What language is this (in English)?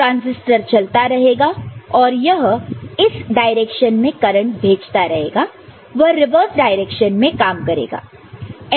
Hindi